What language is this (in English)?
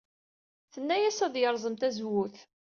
Kabyle